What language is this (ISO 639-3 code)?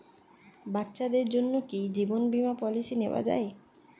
ben